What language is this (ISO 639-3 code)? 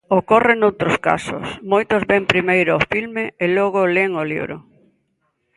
glg